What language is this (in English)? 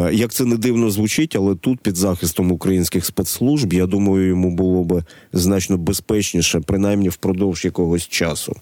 Ukrainian